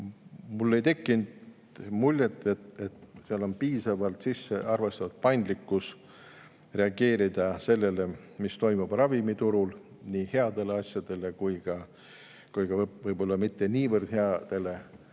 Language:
Estonian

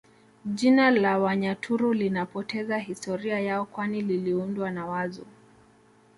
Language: Swahili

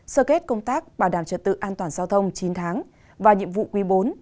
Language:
Vietnamese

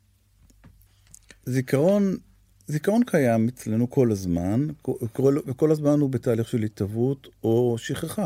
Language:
Hebrew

